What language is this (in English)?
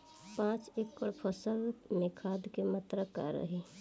Bhojpuri